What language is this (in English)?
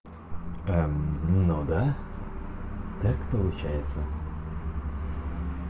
Russian